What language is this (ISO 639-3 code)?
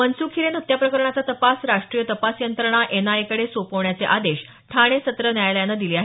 mar